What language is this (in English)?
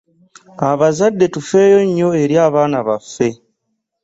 Ganda